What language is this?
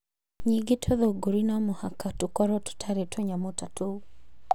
Kikuyu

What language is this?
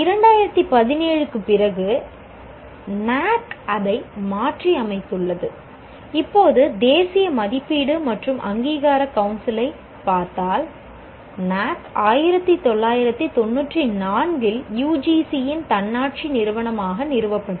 Tamil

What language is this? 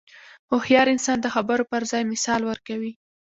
Pashto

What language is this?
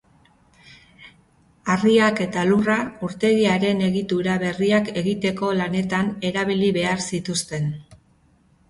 Basque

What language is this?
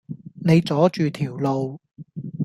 Cantonese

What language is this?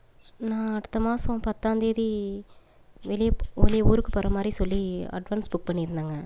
Tamil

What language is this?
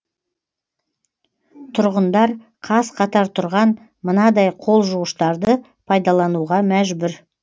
Kazakh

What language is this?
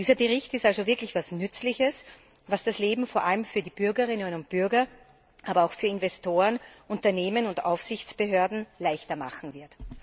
German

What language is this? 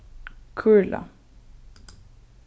Faroese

